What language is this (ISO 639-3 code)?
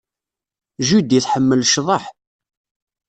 kab